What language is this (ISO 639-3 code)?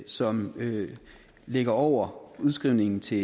dan